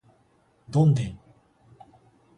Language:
Japanese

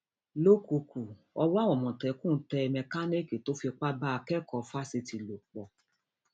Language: Yoruba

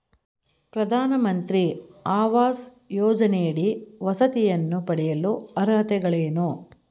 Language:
Kannada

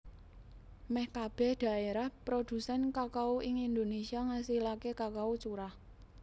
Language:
Javanese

